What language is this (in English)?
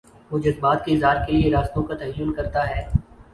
Urdu